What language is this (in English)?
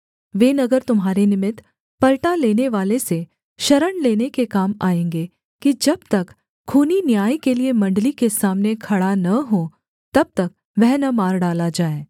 Hindi